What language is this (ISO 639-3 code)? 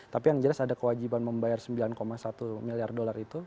ind